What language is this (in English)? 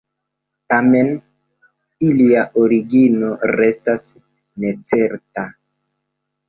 Esperanto